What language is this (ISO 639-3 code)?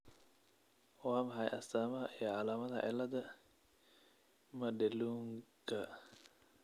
som